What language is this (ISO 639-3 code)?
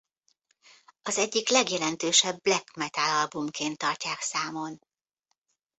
hun